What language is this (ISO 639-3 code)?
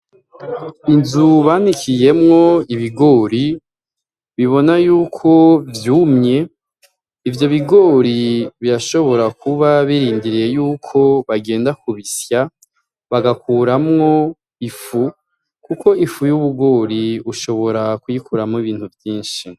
run